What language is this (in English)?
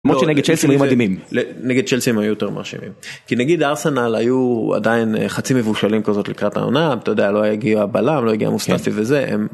Hebrew